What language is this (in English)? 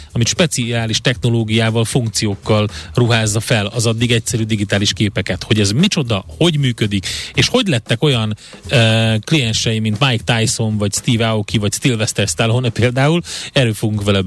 Hungarian